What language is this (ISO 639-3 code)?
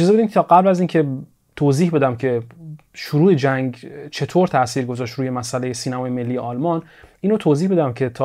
fas